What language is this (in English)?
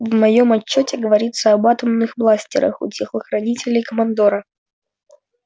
Russian